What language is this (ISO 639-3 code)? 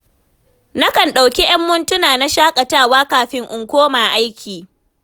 hau